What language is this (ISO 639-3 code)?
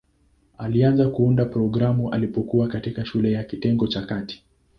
swa